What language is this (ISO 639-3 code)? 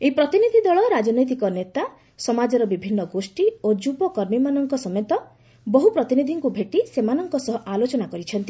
ori